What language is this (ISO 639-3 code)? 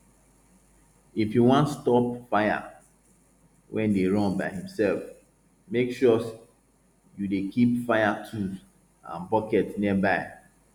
pcm